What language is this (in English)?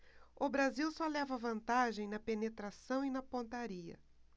Portuguese